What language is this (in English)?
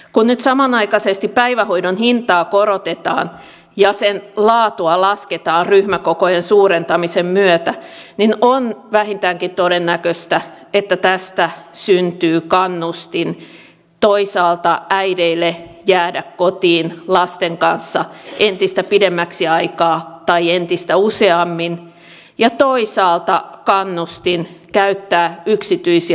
Finnish